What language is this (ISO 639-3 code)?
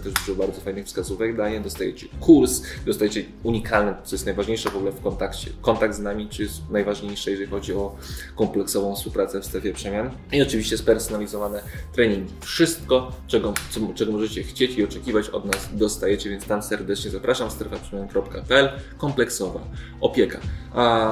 pol